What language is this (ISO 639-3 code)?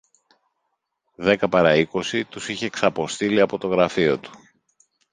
ell